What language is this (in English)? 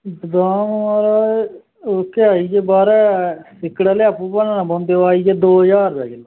Dogri